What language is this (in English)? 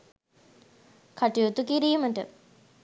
Sinhala